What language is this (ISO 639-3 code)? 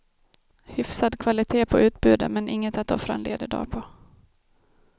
swe